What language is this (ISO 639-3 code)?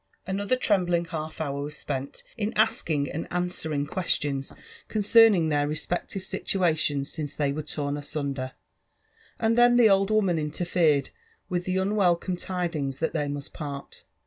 eng